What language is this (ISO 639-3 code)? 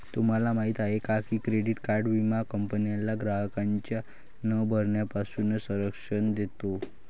mar